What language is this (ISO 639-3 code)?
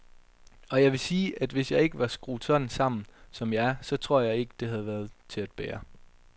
dan